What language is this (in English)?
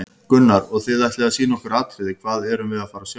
Icelandic